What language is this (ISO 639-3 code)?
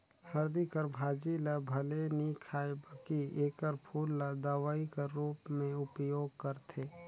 hne